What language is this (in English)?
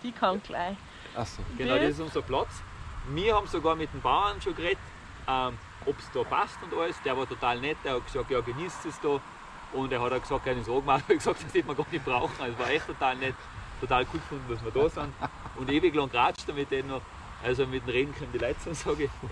German